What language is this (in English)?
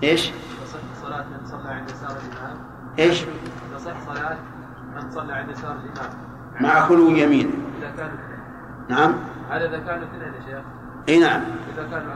Arabic